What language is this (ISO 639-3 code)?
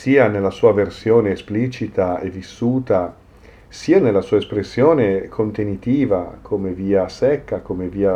ita